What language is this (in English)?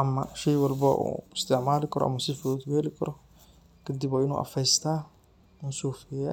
Somali